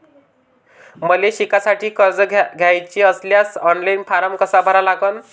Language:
Marathi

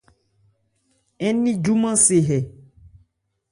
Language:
Ebrié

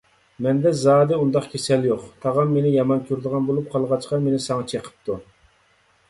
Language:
Uyghur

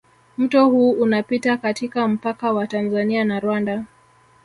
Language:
Swahili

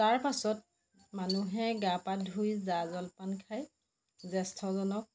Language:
Assamese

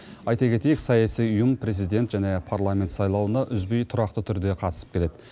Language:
Kazakh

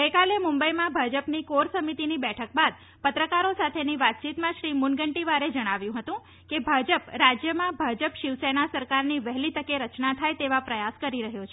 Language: Gujarati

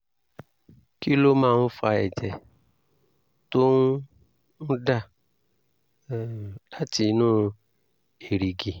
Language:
Yoruba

